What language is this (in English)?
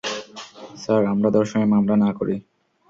Bangla